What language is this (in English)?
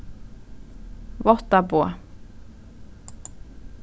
Faroese